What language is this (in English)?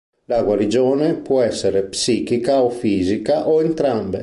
Italian